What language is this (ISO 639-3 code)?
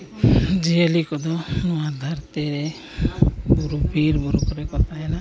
sat